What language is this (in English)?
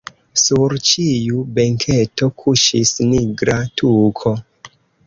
Esperanto